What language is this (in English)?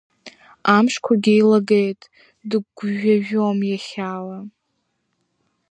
Abkhazian